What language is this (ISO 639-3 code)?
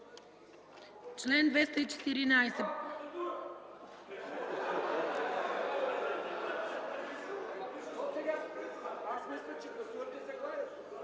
bul